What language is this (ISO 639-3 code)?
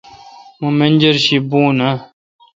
xka